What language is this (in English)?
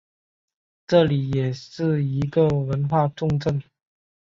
Chinese